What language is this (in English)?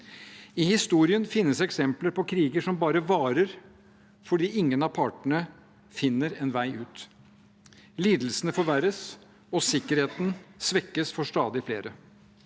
Norwegian